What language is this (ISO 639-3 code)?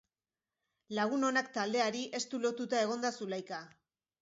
eus